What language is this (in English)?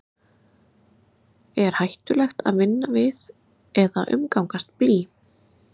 Icelandic